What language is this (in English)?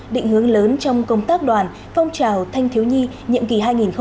Vietnamese